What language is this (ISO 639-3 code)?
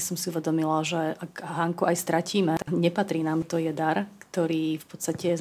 slk